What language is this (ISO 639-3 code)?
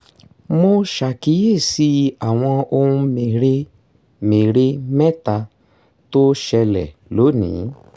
yor